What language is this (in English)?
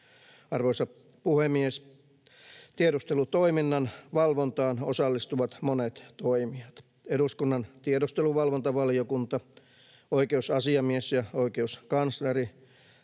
Finnish